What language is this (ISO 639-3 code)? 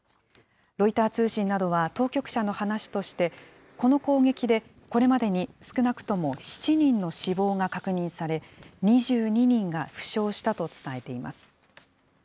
jpn